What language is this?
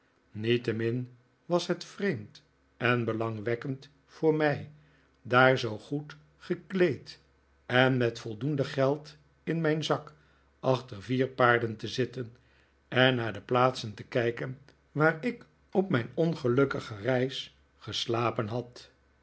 Dutch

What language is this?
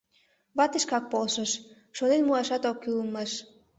Mari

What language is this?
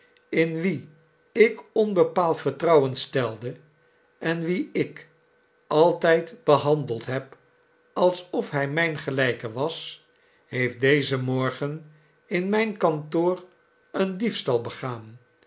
Dutch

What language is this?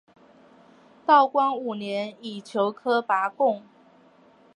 Chinese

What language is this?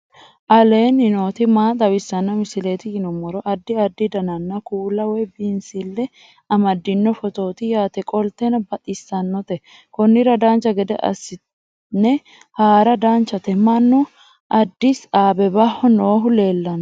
Sidamo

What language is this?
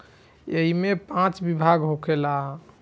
Bhojpuri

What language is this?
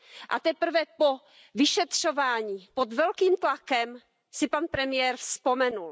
Czech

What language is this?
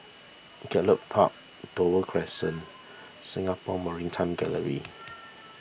English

